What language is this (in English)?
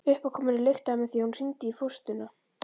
Icelandic